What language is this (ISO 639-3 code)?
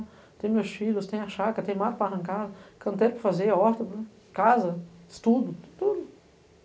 por